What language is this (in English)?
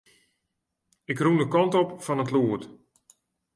Western Frisian